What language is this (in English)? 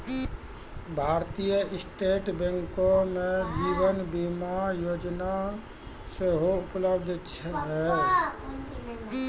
Maithili